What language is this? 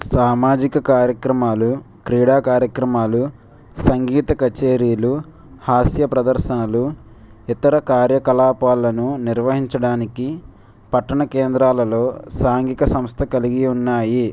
Telugu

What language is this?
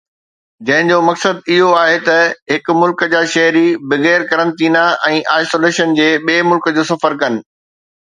Sindhi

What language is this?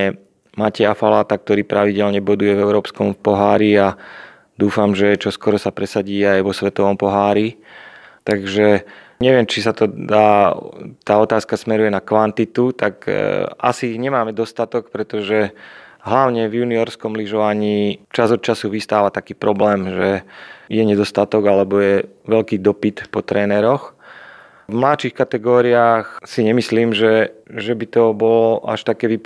Slovak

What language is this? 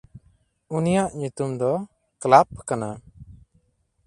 Santali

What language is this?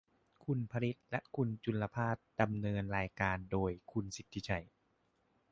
Thai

